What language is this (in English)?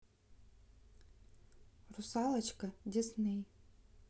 Russian